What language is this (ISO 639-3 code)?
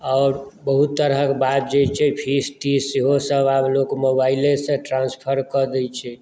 mai